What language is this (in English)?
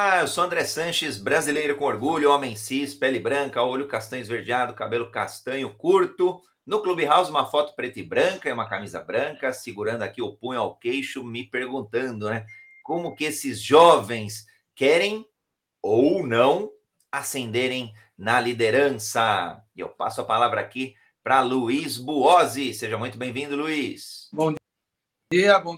Portuguese